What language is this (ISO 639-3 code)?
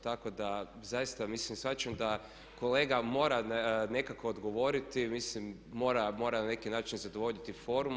hrv